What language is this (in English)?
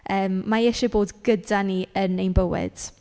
Welsh